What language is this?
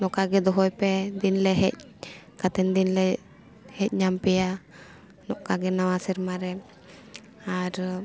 Santali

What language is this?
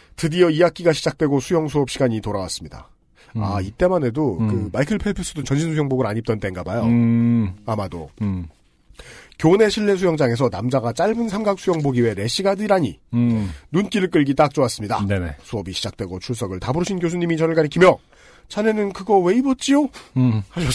Korean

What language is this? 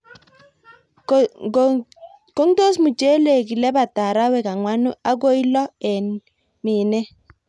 Kalenjin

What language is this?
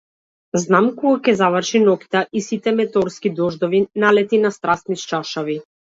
Macedonian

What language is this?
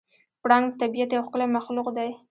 Pashto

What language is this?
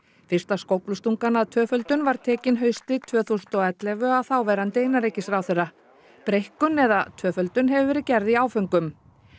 Icelandic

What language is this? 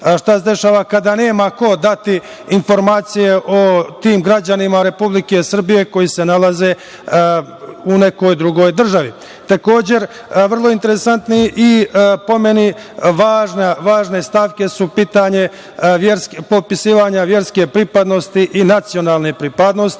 Serbian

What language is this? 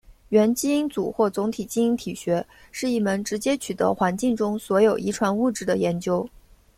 Chinese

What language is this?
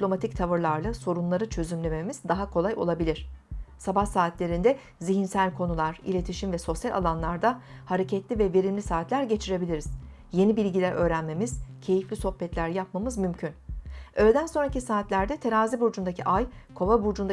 Turkish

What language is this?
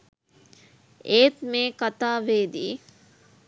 Sinhala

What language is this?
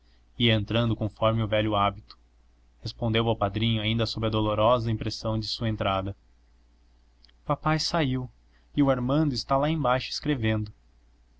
Portuguese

